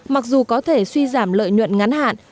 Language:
Vietnamese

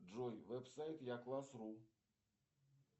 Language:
Russian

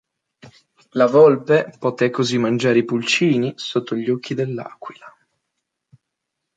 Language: Italian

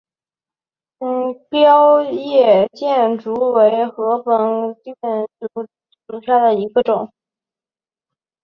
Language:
Chinese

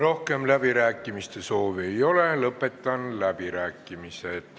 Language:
Estonian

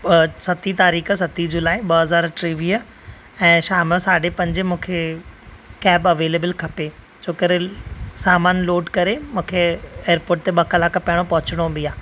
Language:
Sindhi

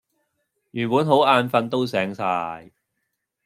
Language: Cantonese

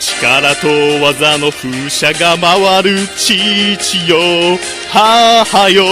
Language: Japanese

